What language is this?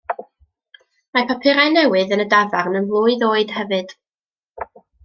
Welsh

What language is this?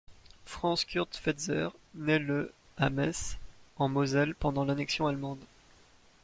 French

